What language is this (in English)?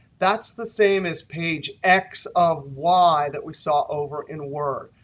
English